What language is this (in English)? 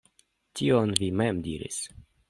Esperanto